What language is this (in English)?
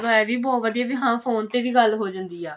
Punjabi